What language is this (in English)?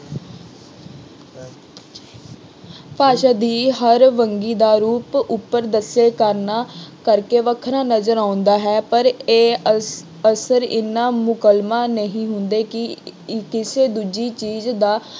Punjabi